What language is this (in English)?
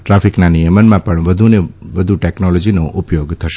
Gujarati